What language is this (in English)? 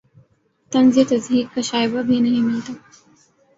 Urdu